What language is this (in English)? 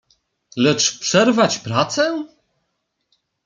Polish